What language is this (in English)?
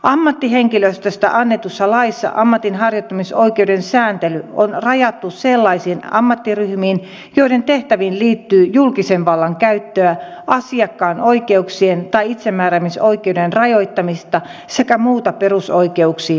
Finnish